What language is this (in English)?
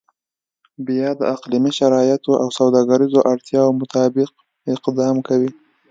Pashto